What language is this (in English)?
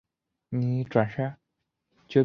Chinese